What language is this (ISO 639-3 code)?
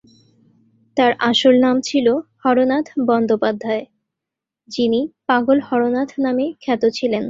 ben